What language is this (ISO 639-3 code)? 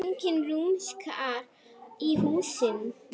isl